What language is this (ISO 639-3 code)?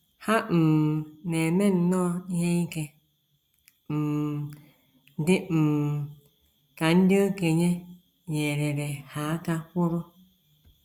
ibo